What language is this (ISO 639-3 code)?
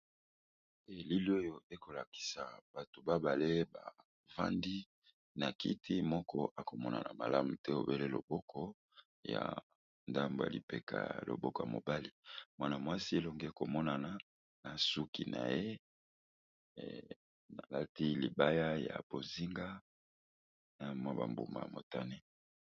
lin